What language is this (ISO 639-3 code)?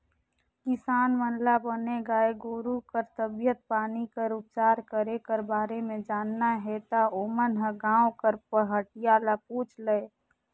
hne